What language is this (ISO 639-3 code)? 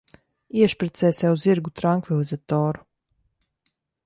lav